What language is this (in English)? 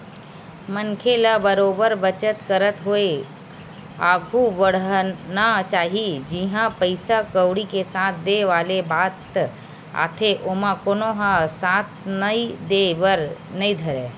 Chhattisgarhi